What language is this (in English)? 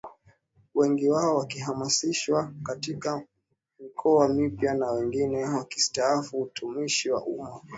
Swahili